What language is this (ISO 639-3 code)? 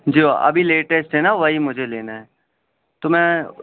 urd